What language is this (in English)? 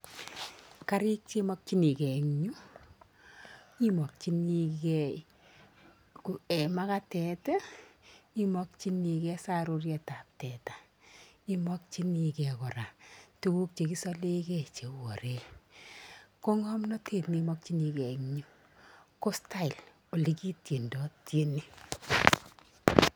Kalenjin